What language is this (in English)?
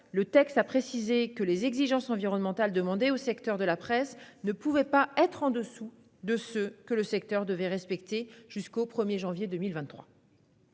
French